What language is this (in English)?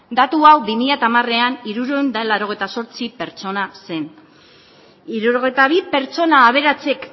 Basque